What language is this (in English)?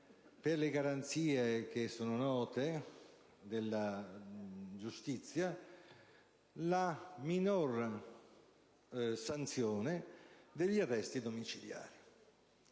Italian